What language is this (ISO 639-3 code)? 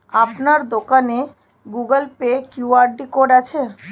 ben